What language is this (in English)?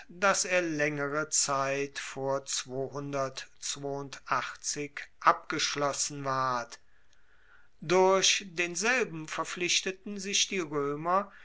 German